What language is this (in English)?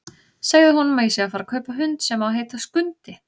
Icelandic